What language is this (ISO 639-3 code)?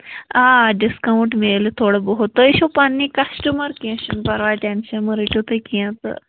kas